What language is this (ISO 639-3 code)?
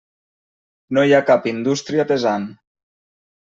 cat